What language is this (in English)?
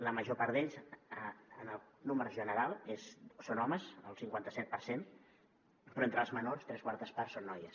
Catalan